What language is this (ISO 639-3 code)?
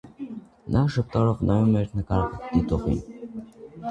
hye